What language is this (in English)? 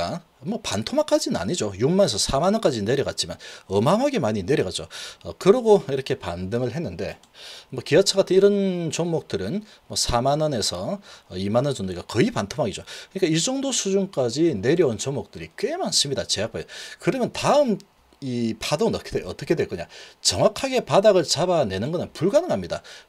Korean